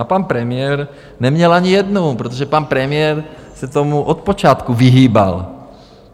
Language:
Czech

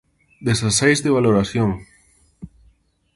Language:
Galician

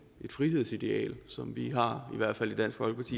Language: Danish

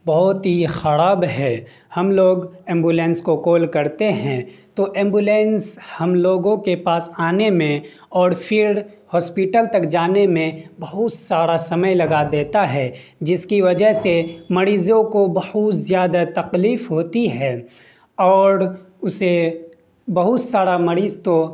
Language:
Urdu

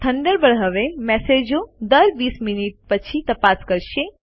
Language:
Gujarati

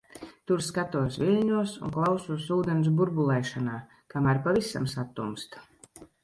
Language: Latvian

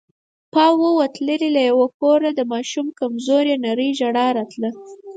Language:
Pashto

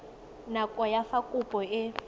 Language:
Tswana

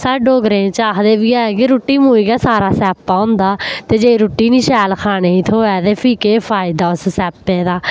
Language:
Dogri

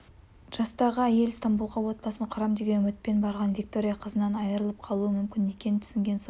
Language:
Kazakh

